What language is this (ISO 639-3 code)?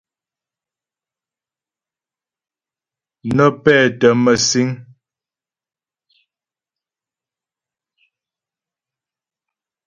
bbj